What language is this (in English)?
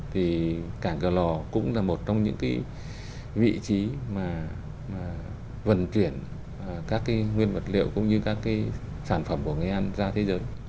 Vietnamese